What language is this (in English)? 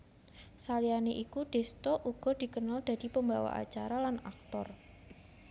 Javanese